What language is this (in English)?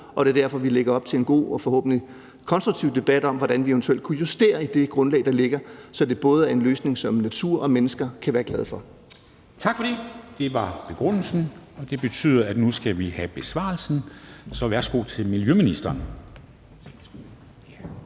Danish